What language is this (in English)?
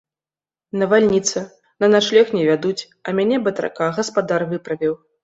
Belarusian